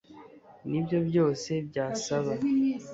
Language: Kinyarwanda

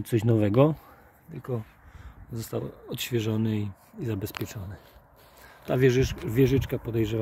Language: Polish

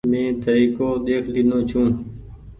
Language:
Goaria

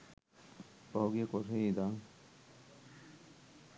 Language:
Sinhala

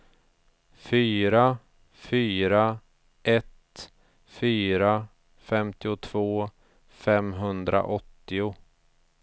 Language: Swedish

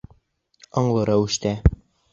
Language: Bashkir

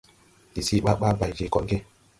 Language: Tupuri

